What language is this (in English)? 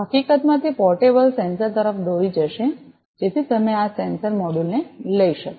Gujarati